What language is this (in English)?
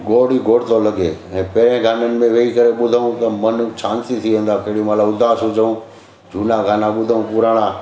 Sindhi